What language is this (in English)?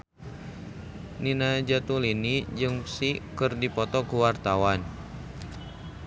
Sundanese